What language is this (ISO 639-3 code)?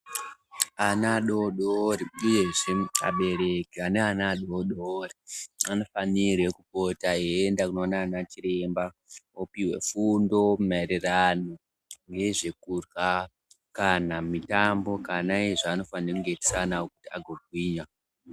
ndc